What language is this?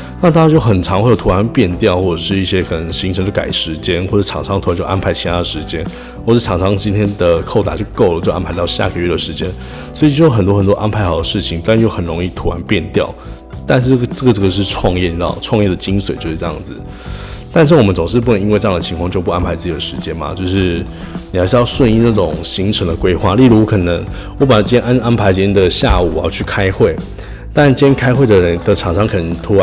Chinese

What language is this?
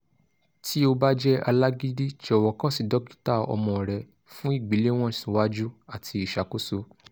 Yoruba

